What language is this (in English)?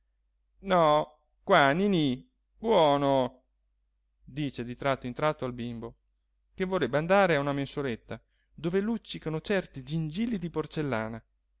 Italian